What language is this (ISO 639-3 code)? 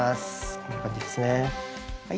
jpn